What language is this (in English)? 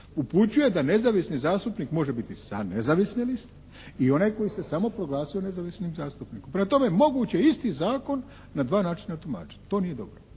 Croatian